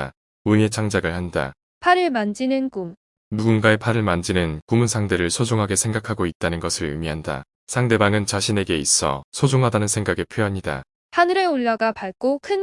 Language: Korean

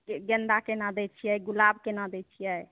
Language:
Maithili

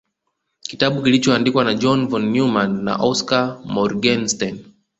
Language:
Swahili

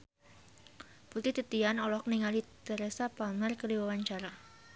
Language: Sundanese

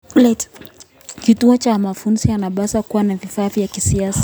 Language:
Kalenjin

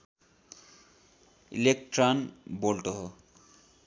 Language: Nepali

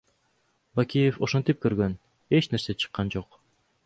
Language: Kyrgyz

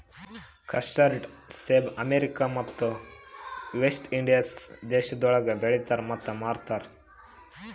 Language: Kannada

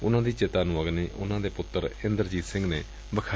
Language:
Punjabi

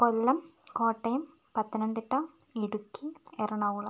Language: Malayalam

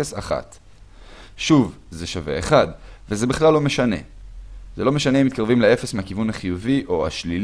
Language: Hebrew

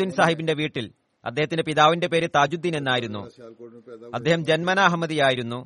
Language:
Malayalam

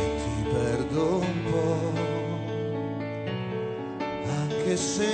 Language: Italian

